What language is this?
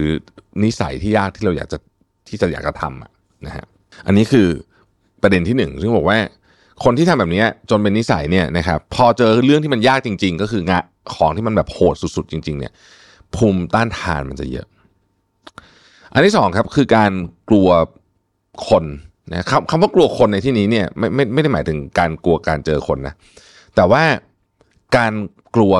Thai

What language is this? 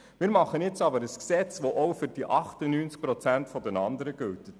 Swiss German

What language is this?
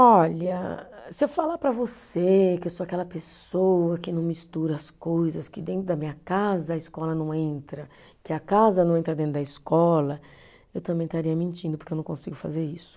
Portuguese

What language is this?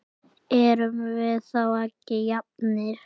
Icelandic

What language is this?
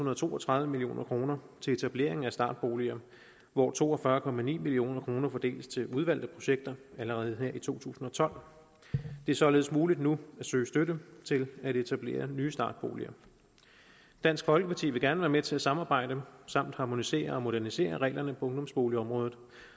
Danish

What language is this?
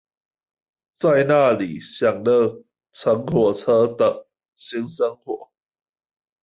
Chinese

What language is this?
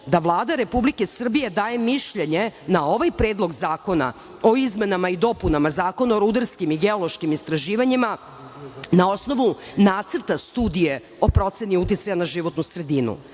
Serbian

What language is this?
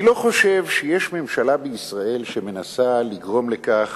Hebrew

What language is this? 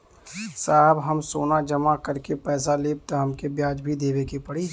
Bhojpuri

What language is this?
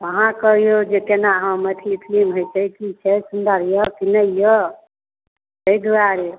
Maithili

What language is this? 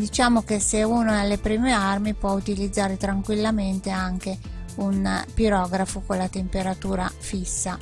Italian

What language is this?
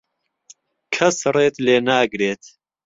Central Kurdish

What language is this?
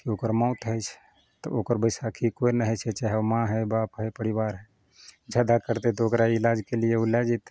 Maithili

